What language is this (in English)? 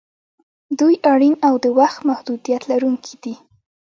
Pashto